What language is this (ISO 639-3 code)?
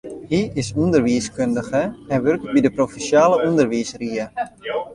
fry